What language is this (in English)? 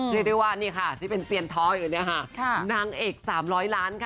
Thai